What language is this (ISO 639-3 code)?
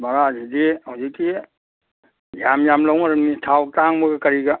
mni